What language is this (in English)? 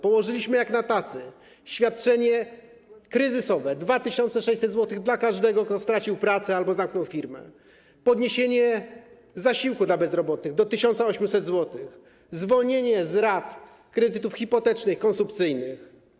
Polish